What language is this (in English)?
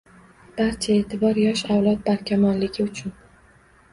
Uzbek